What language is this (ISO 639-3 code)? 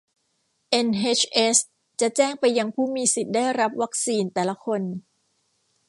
tha